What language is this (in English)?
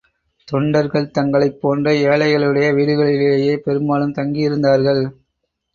Tamil